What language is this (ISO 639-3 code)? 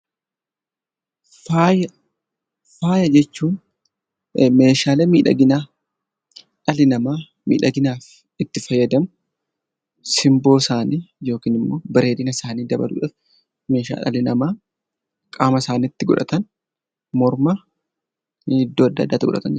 orm